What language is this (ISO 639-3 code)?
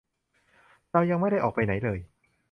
tha